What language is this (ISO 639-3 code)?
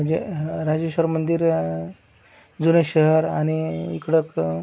mar